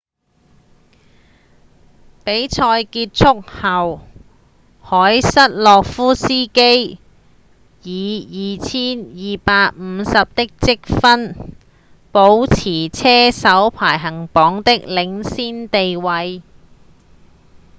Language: Cantonese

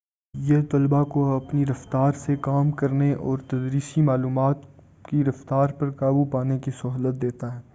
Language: Urdu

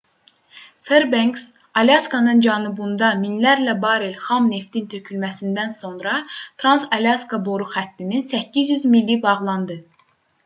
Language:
Azerbaijani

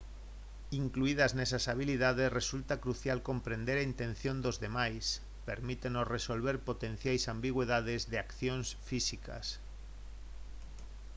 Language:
Galician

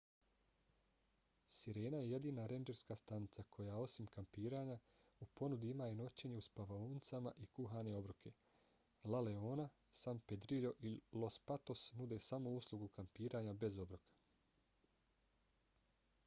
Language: Bosnian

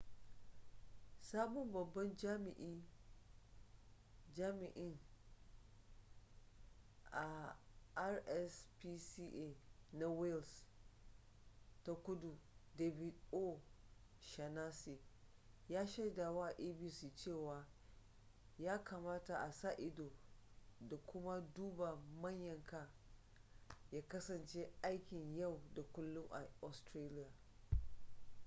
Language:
Hausa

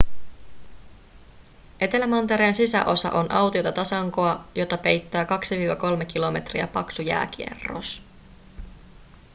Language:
Finnish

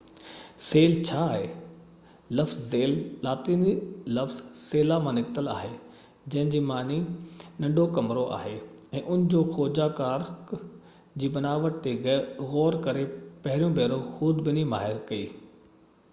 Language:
Sindhi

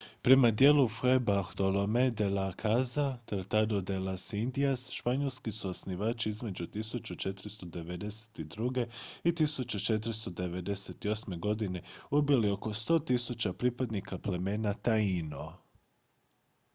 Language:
Croatian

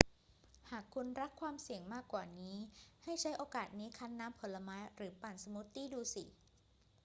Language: Thai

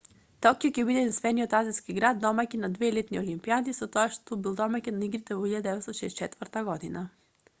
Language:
Macedonian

